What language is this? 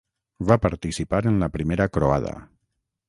Catalan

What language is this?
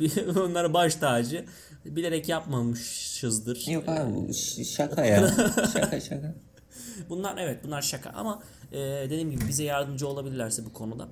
Turkish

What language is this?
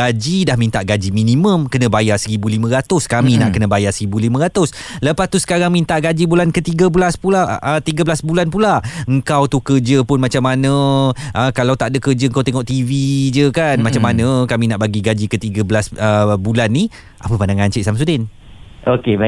Malay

